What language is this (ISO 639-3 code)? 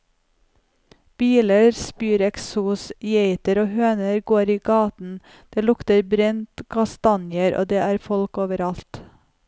nor